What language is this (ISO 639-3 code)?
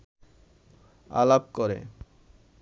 ben